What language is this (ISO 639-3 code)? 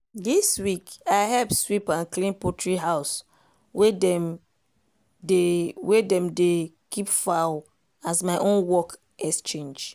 pcm